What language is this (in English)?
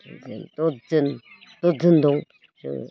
Bodo